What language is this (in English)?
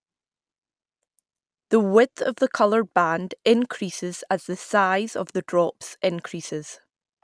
English